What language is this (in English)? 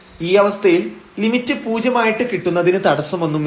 Malayalam